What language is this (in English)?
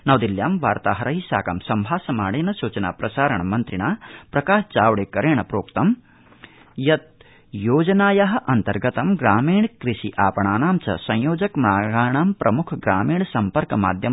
Sanskrit